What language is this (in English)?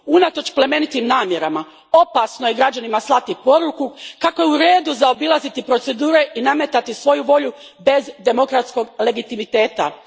Croatian